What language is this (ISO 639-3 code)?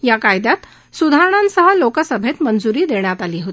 mar